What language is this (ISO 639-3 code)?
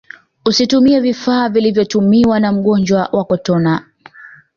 swa